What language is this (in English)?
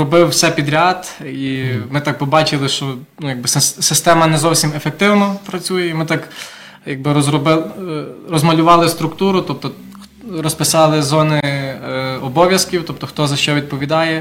Ukrainian